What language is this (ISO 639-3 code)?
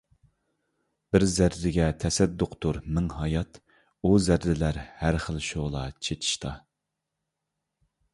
uig